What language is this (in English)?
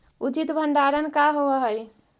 Magahi